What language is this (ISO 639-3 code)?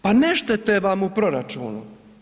hrv